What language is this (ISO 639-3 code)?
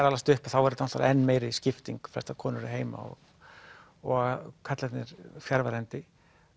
isl